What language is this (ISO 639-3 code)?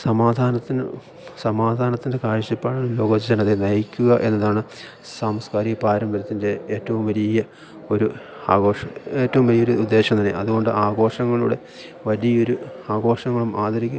mal